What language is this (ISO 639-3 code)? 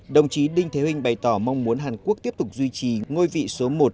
vie